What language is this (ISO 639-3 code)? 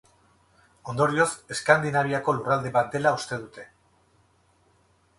eus